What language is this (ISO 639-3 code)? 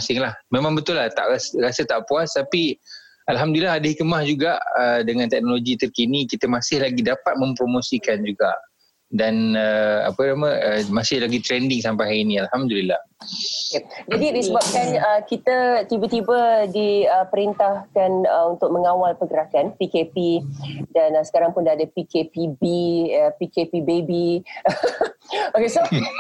msa